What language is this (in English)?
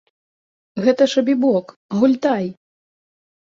Belarusian